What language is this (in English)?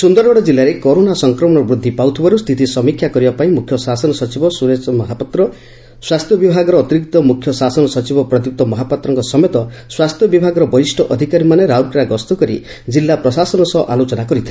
Odia